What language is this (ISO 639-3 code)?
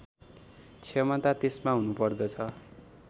nep